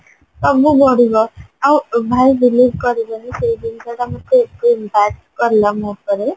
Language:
Odia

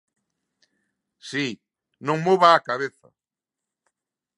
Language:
Galician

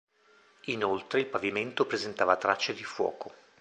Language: Italian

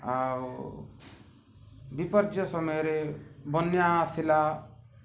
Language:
Odia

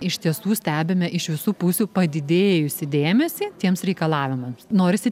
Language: Lithuanian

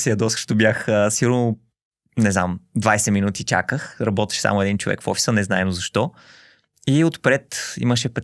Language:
Bulgarian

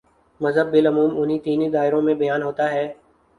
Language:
Urdu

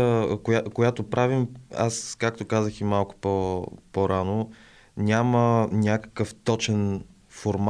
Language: Bulgarian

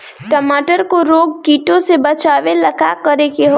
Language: Bhojpuri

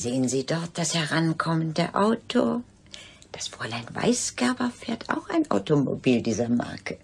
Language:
German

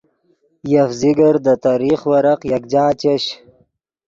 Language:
Yidgha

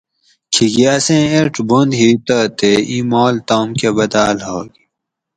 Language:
Gawri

